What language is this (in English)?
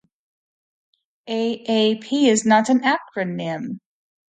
English